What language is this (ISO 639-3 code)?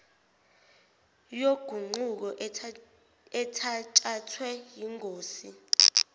zul